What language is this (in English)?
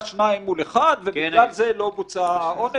Hebrew